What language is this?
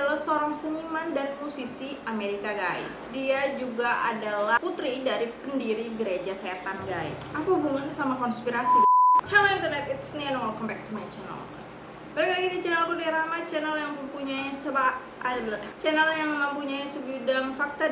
Indonesian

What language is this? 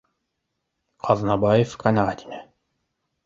Bashkir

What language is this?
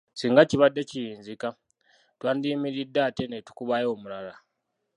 Ganda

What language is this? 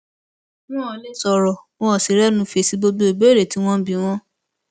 Yoruba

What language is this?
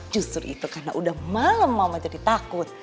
Indonesian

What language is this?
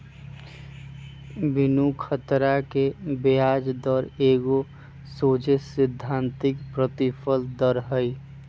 Magahi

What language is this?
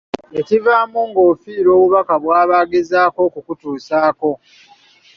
Ganda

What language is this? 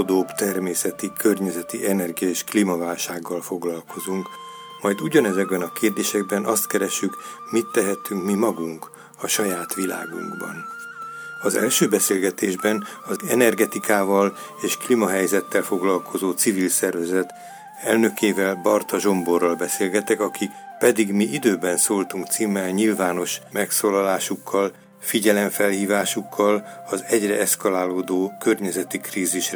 Hungarian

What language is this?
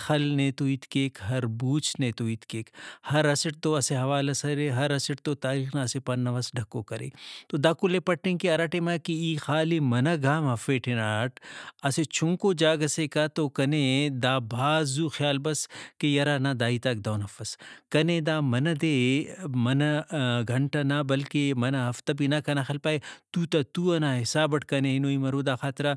Brahui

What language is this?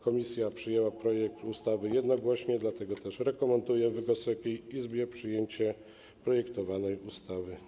Polish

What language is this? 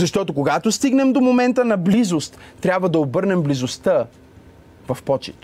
Bulgarian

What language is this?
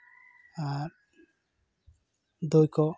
Santali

